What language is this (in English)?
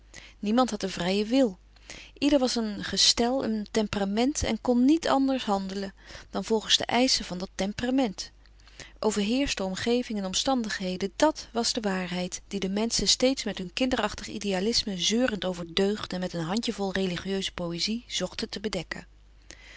Dutch